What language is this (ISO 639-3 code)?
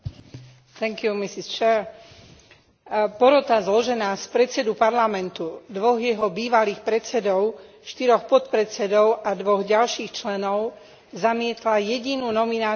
slk